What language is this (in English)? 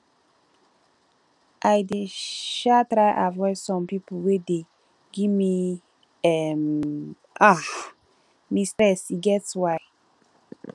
Nigerian Pidgin